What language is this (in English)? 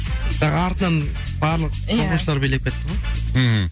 Kazakh